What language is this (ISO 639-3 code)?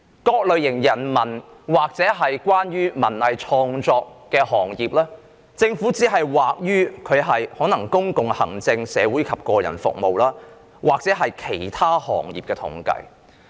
yue